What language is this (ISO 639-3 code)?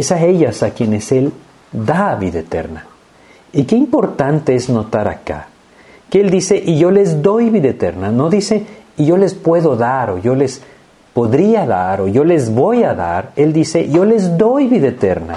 spa